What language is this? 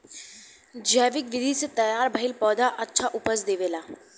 Bhojpuri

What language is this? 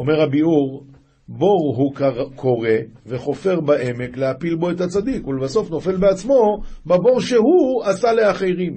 Hebrew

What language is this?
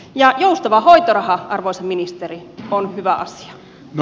Finnish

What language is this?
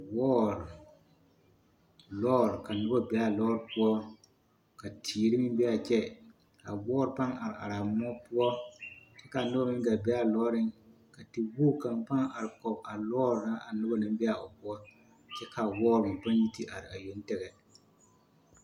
Southern Dagaare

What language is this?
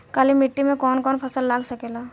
Bhojpuri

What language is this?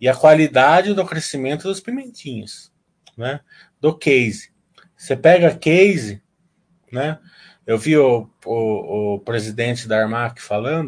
Portuguese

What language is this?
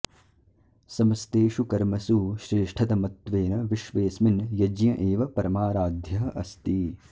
Sanskrit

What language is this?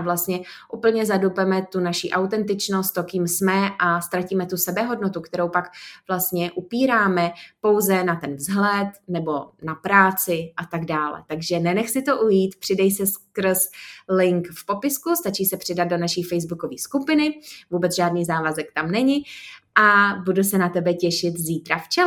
Czech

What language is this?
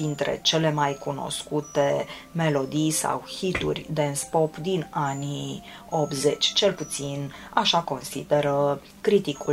Romanian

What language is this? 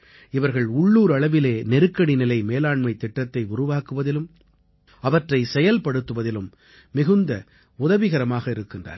Tamil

